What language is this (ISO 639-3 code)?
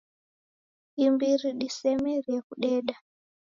dav